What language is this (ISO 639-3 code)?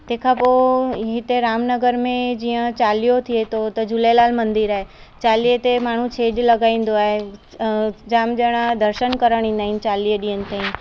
snd